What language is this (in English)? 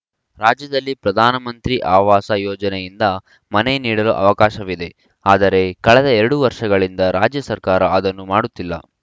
Kannada